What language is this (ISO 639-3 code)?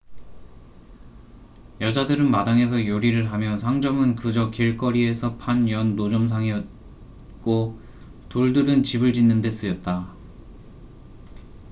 kor